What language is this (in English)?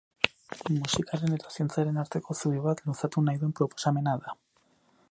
Basque